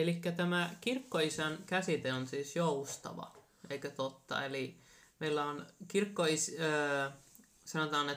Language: Finnish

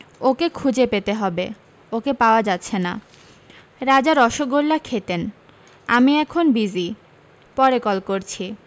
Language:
Bangla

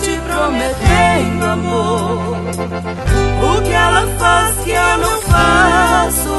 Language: Czech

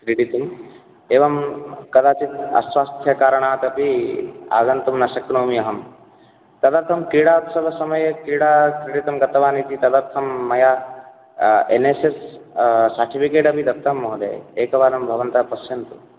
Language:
Sanskrit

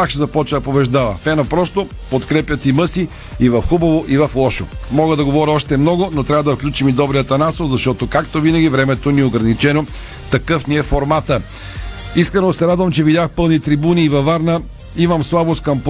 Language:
Bulgarian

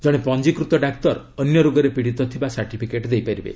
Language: Odia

